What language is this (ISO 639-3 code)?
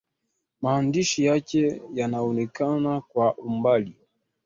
swa